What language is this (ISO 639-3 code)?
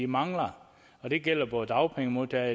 dan